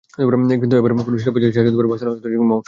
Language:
Bangla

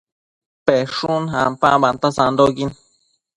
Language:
Matsés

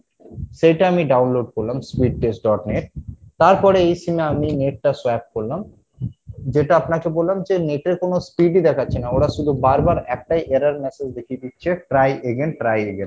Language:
Bangla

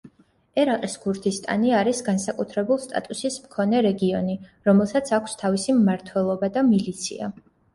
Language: Georgian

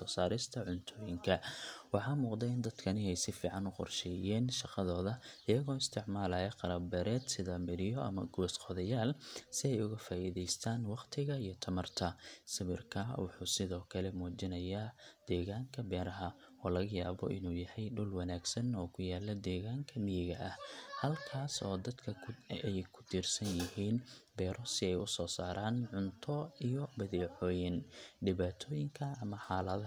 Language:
Somali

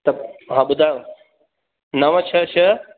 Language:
Sindhi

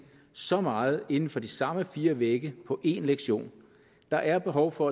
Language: Danish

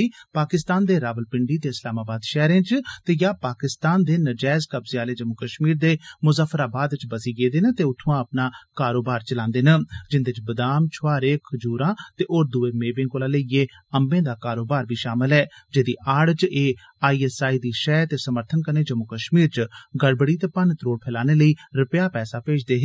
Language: Dogri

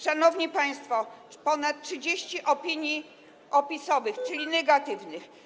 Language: Polish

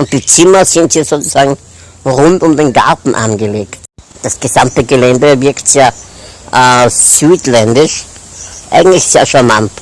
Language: German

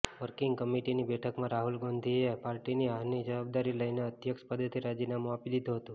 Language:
Gujarati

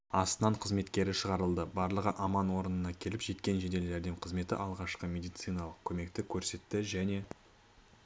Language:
Kazakh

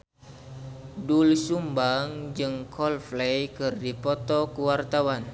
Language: Sundanese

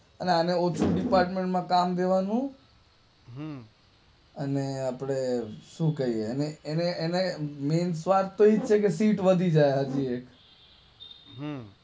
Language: Gujarati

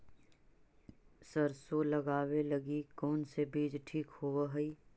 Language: Magahi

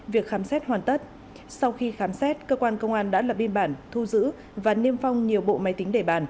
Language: Vietnamese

